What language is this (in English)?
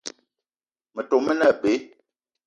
Eton (Cameroon)